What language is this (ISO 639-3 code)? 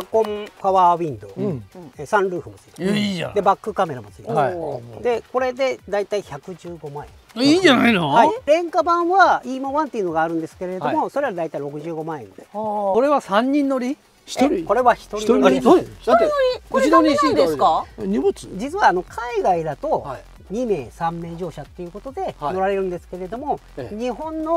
jpn